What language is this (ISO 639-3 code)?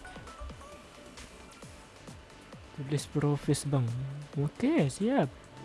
ind